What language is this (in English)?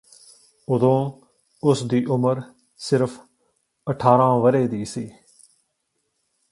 Punjabi